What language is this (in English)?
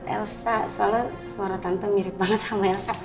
Indonesian